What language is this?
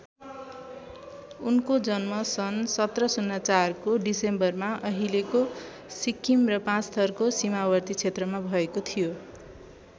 Nepali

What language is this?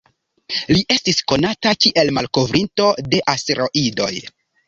Esperanto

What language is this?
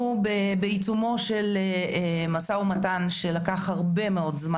Hebrew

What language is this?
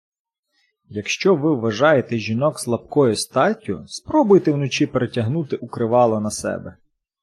Ukrainian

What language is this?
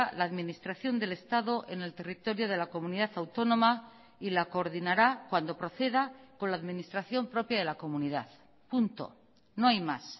Spanish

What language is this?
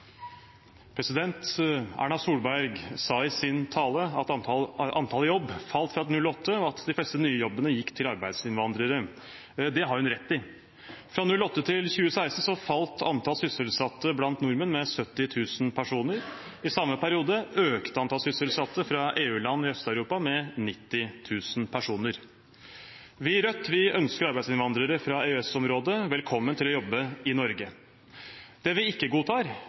Norwegian Bokmål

